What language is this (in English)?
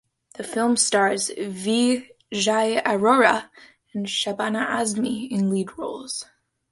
English